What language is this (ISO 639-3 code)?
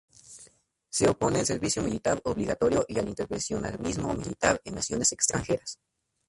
spa